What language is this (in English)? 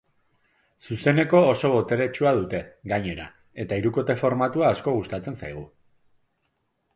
Basque